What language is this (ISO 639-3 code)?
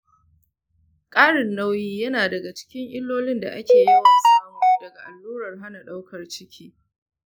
hau